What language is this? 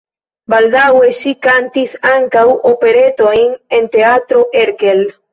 Esperanto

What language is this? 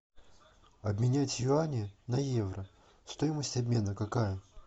Russian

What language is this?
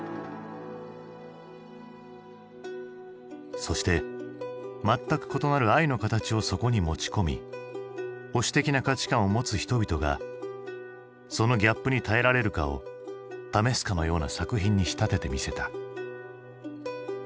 Japanese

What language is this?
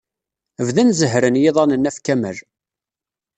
Kabyle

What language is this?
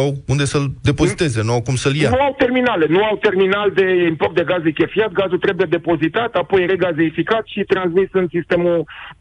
Romanian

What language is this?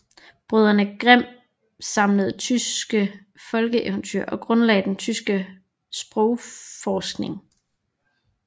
Danish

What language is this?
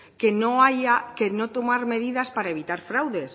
Spanish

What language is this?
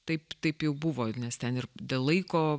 Lithuanian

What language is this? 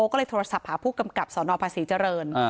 Thai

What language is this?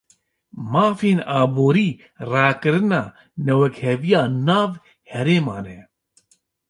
Kurdish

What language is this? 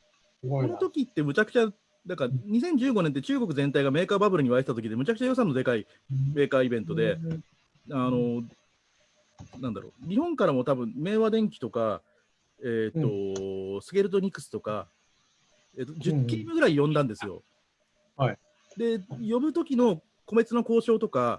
Japanese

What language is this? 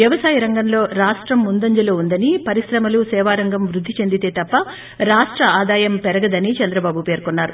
Telugu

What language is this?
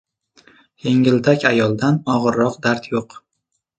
Uzbek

